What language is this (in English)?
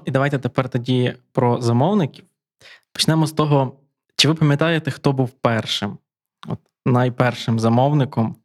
Ukrainian